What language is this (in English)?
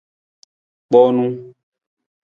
Nawdm